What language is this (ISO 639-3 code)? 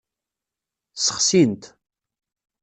kab